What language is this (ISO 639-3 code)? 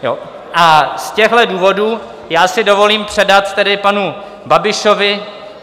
ces